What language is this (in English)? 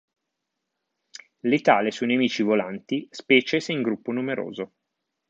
Italian